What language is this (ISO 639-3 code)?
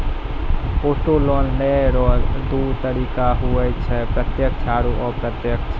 mai